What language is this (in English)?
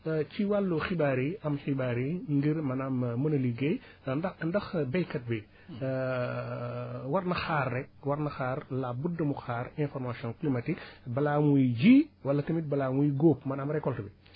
Wolof